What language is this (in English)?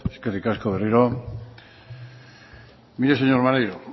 Basque